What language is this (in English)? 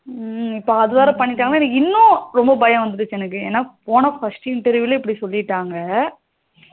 Tamil